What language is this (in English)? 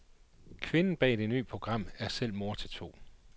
Danish